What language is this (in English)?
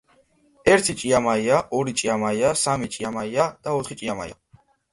Georgian